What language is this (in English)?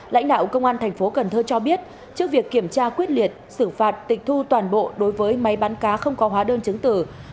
Vietnamese